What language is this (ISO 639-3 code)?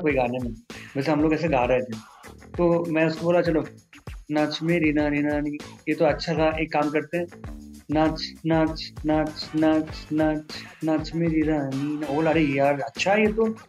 pan